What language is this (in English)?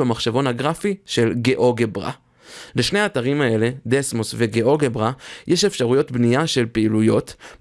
Hebrew